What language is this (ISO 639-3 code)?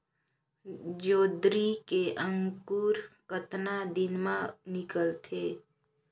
hne